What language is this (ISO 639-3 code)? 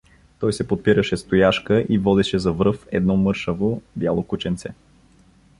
bul